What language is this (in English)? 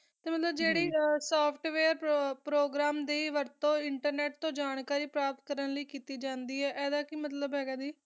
Punjabi